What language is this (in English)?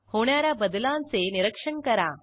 Marathi